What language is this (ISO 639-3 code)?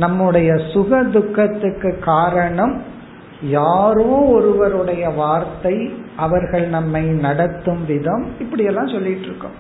tam